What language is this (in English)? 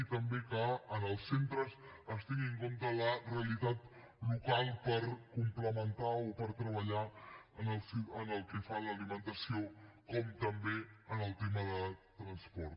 Catalan